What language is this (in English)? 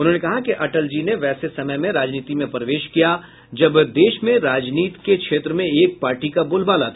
Hindi